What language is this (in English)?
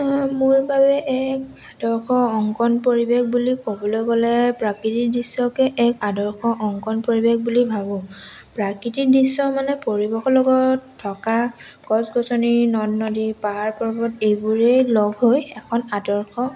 Assamese